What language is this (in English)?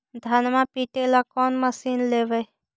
Magahi